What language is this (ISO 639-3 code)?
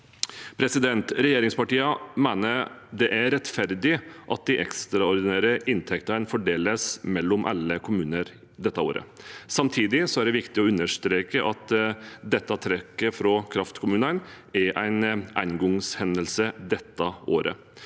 nor